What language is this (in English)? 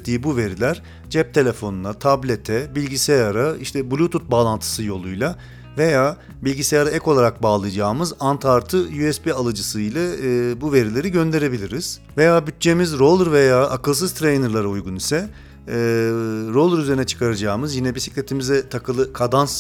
Turkish